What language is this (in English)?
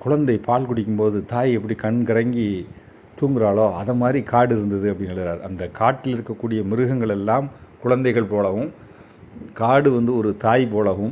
Tamil